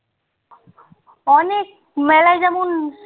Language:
Bangla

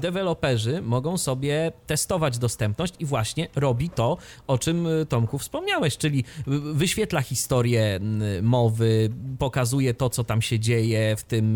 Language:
Polish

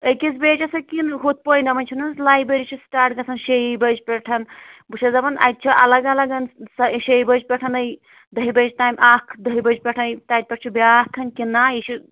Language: Kashmiri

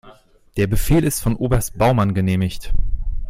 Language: German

